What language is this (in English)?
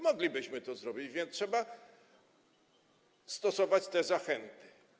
Polish